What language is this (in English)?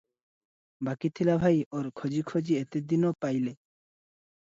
Odia